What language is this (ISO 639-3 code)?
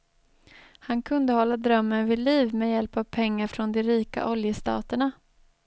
swe